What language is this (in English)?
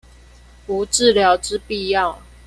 Chinese